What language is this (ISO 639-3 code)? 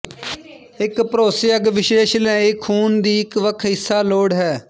pan